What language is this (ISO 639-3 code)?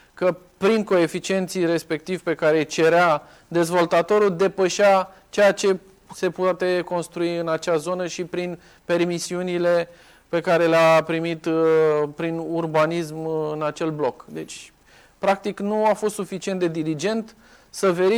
ron